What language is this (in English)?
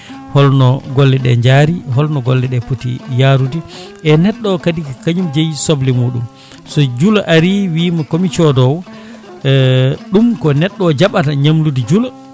Fula